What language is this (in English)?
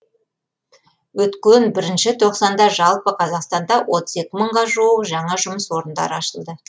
Kazakh